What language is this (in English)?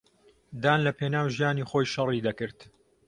Central Kurdish